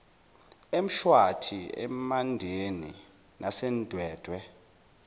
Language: Zulu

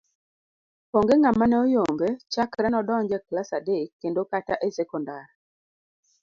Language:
Luo (Kenya and Tanzania)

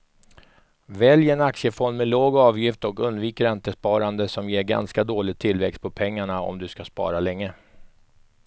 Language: Swedish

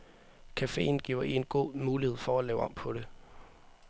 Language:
Danish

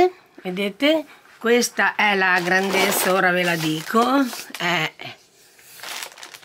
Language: Italian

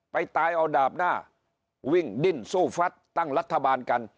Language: Thai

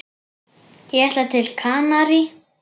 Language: Icelandic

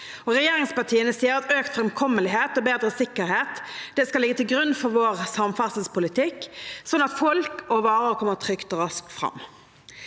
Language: Norwegian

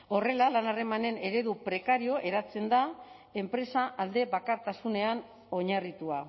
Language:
Basque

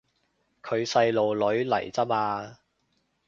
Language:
Cantonese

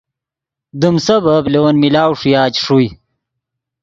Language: Yidgha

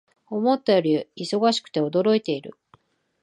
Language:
Japanese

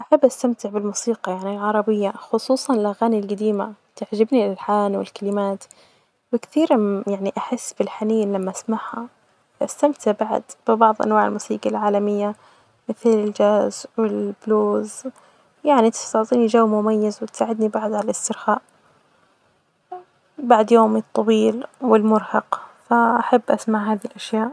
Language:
Najdi Arabic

